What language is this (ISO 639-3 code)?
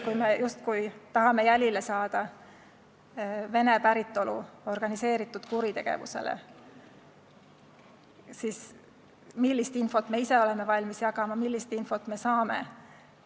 est